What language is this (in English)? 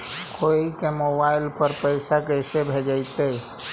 Magahi